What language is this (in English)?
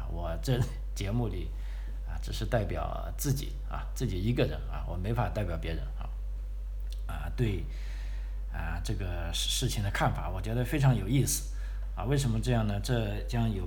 Chinese